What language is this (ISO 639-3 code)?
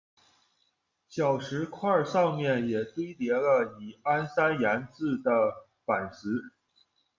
zho